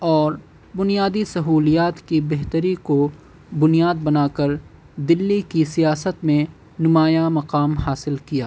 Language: Urdu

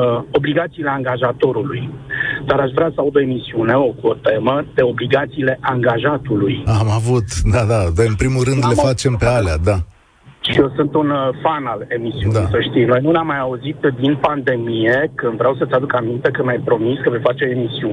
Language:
Romanian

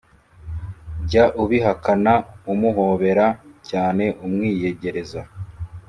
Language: Kinyarwanda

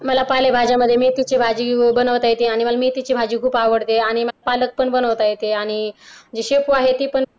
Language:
Marathi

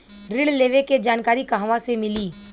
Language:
Bhojpuri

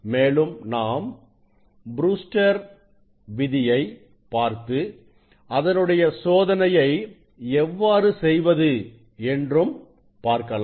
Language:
Tamil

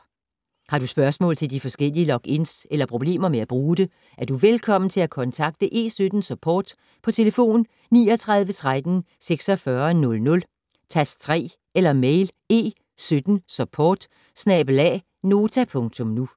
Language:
Danish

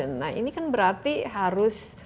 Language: Indonesian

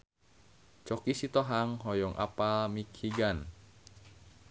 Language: Sundanese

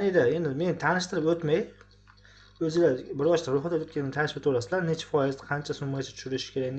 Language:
Uzbek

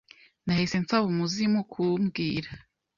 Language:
Kinyarwanda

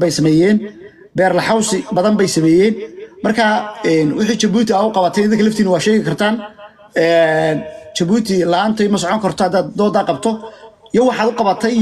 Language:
Arabic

